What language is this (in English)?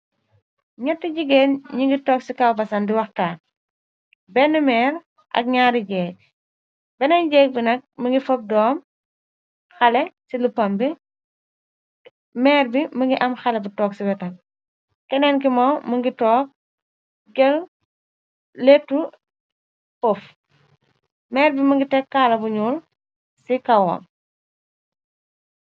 Wolof